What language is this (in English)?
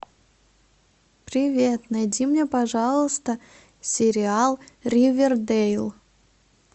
Russian